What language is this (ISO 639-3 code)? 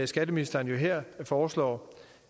dan